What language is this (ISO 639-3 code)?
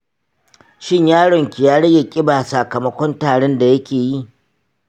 hau